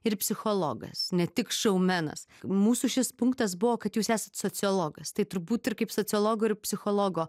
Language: Lithuanian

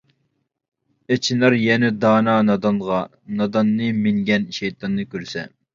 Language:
Uyghur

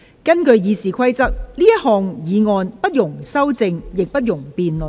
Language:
Cantonese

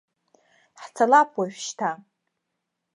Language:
Abkhazian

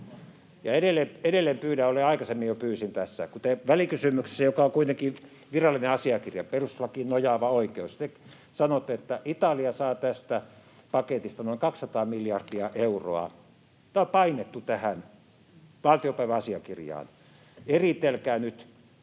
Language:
Finnish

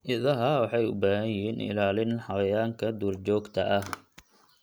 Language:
Somali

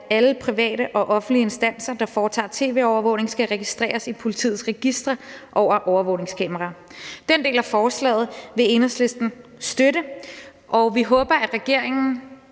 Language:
Danish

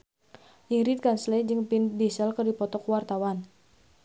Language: Sundanese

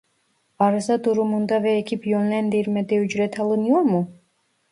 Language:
Turkish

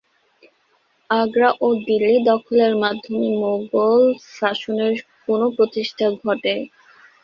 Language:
Bangla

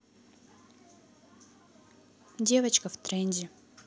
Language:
Russian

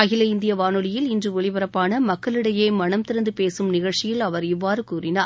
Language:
Tamil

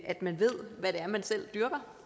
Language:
Danish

